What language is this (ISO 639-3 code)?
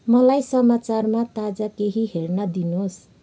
nep